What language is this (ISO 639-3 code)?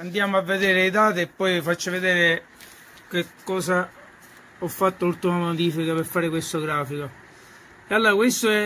ita